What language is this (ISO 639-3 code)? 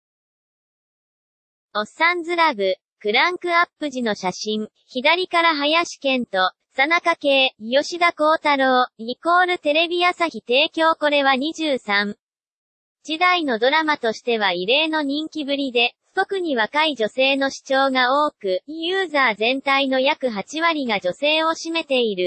jpn